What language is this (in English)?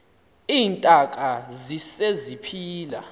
Xhosa